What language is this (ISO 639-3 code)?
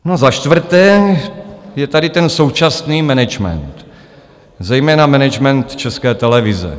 ces